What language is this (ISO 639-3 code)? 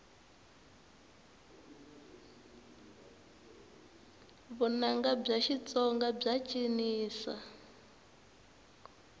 tso